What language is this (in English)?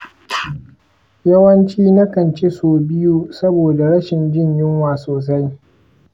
Hausa